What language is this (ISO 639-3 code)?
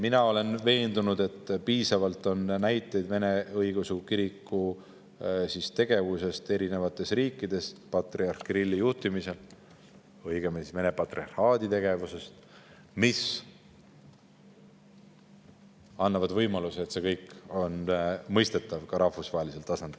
est